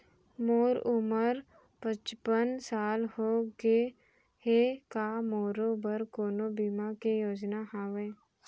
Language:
Chhattisgarhi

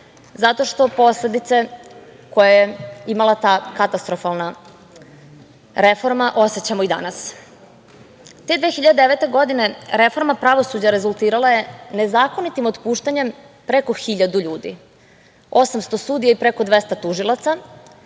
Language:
Serbian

